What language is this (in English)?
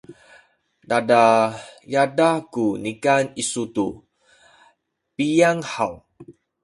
Sakizaya